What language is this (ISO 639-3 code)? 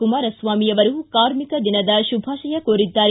kan